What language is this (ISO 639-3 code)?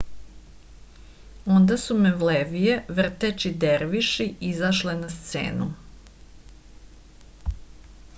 srp